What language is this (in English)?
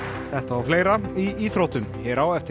Icelandic